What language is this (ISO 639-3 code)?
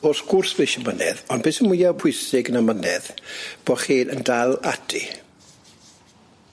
cym